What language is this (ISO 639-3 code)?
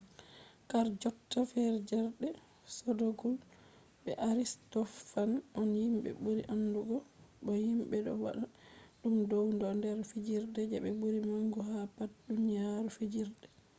ful